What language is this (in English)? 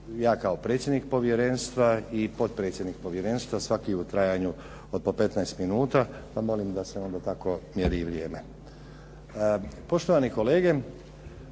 Croatian